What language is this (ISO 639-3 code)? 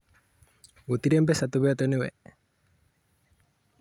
kik